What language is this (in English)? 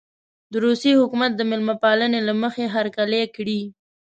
Pashto